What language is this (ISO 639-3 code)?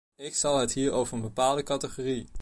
nld